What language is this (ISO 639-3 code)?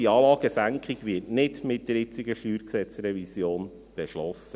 gsw